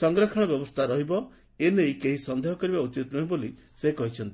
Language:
Odia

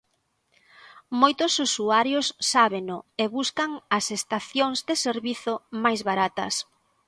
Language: Galician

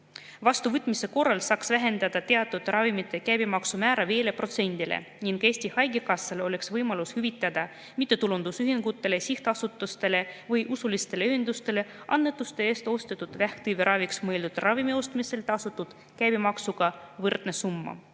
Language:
Estonian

